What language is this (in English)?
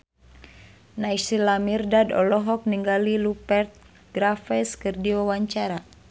Sundanese